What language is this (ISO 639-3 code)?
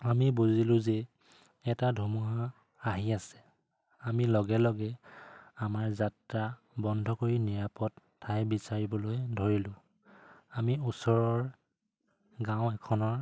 asm